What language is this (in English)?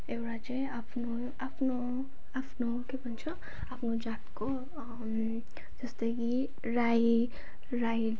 Nepali